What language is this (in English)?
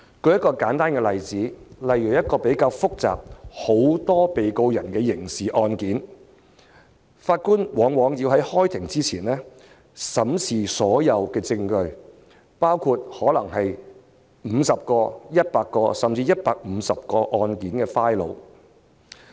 Cantonese